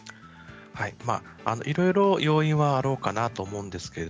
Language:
Japanese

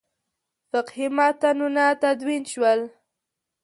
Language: Pashto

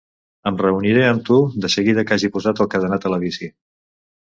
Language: Catalan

